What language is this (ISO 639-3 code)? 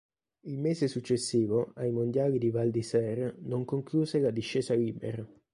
ita